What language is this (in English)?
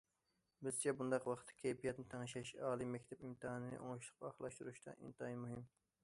Uyghur